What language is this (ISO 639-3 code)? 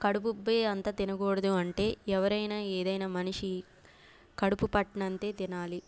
tel